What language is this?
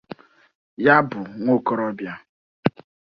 Igbo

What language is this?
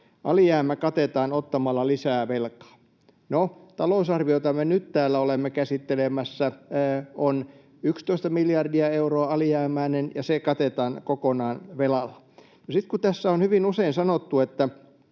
Finnish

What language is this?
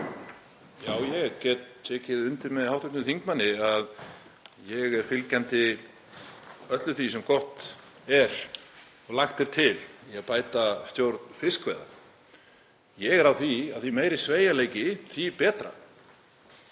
Icelandic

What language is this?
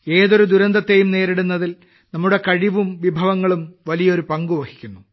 Malayalam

